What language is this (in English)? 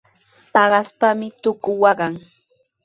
Sihuas Ancash Quechua